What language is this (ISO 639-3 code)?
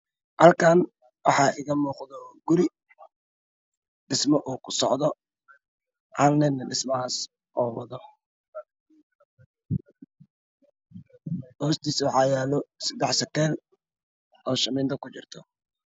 som